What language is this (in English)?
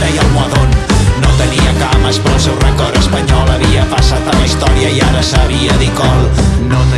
Catalan